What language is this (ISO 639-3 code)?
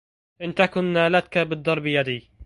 ara